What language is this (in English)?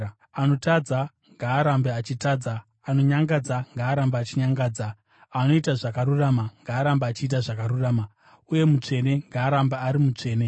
Shona